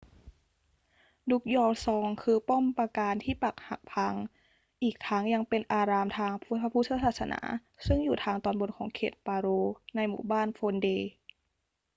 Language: Thai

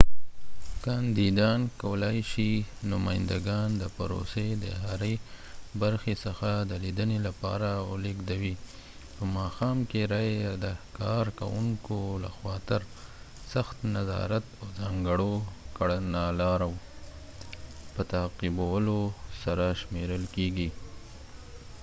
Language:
Pashto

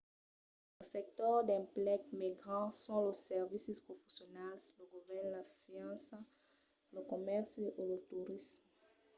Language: Occitan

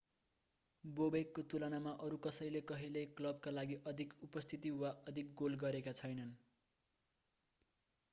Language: Nepali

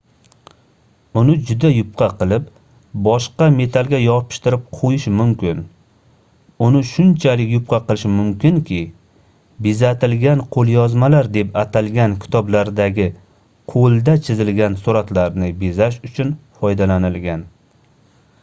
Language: Uzbek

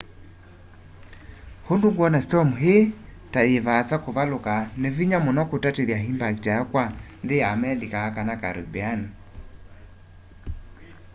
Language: Kamba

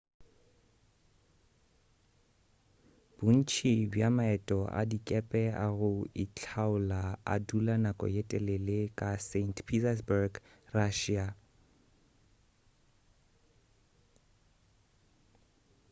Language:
Northern Sotho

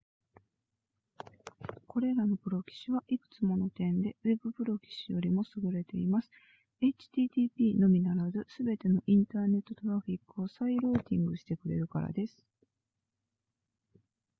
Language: Japanese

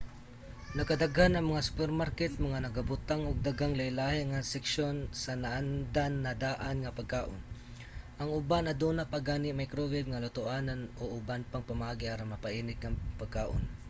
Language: Cebuano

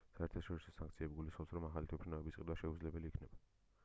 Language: Georgian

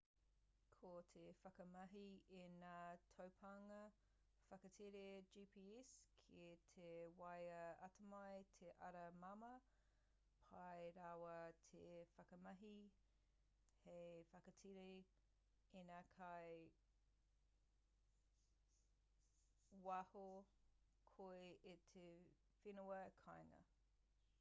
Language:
Māori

